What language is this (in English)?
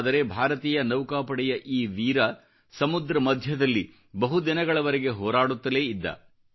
Kannada